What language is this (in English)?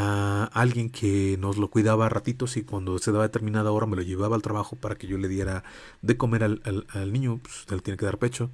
Spanish